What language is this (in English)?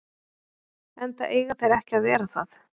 Icelandic